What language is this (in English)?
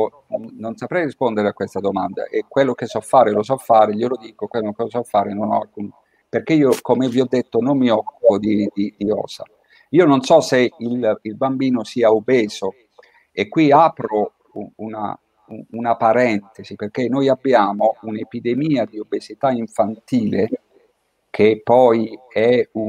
Italian